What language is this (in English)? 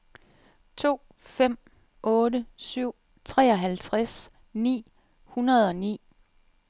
Danish